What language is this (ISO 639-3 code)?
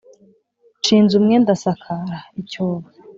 kin